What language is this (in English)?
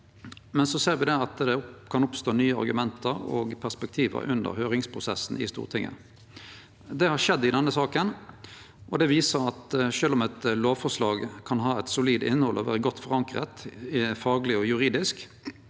Norwegian